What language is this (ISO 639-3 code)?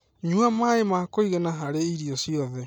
kik